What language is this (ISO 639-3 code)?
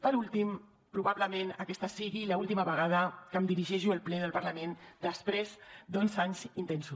cat